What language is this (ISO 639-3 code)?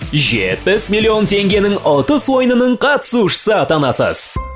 kaz